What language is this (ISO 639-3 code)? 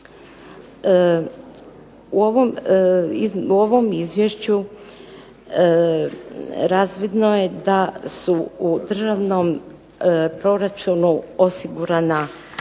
hrv